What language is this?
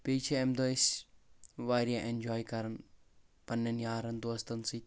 Kashmiri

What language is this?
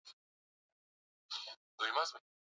Swahili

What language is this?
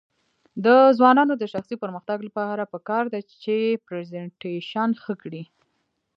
Pashto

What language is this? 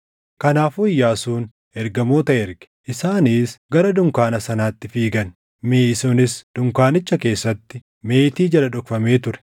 Oromo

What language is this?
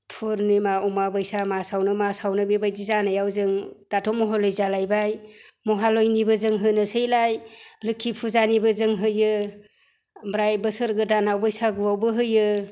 Bodo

